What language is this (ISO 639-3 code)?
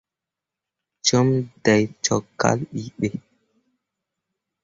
mua